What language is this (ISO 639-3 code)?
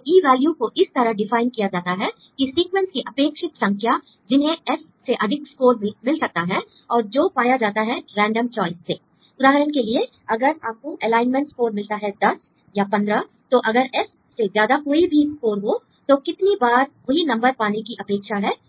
hin